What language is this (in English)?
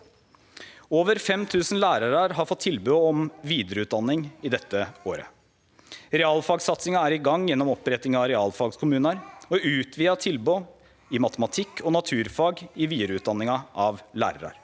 Norwegian